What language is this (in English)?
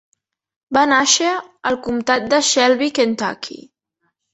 Catalan